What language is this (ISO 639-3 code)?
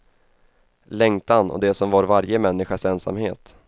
swe